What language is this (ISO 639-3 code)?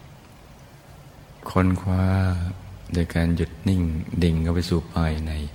tha